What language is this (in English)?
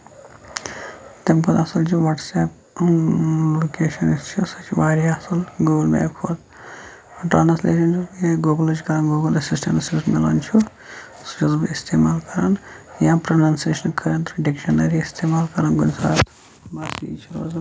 Kashmiri